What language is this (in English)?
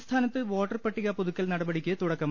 Malayalam